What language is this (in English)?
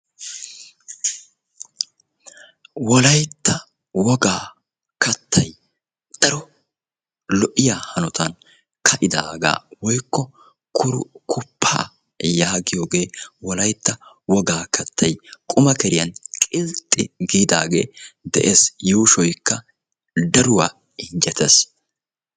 Wolaytta